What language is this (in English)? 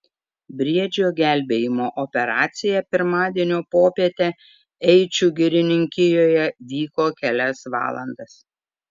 Lithuanian